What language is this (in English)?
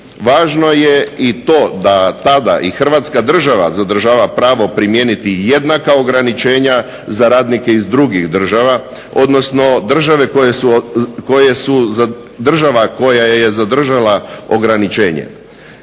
Croatian